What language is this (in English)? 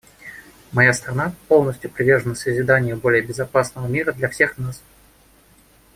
Russian